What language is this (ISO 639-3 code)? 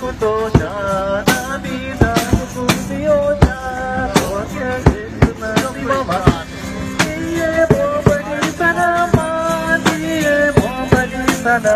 ron